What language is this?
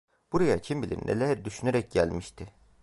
Turkish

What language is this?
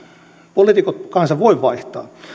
Finnish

